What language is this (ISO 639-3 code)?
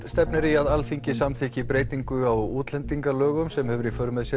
isl